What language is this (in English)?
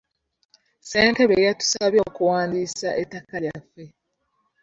Ganda